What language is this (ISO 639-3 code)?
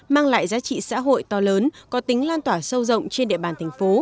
vie